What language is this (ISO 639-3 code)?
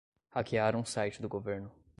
por